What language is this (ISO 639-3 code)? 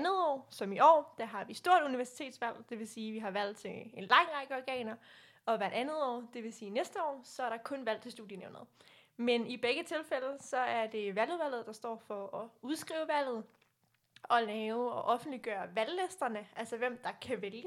dan